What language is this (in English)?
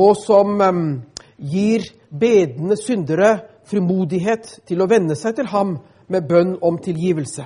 Danish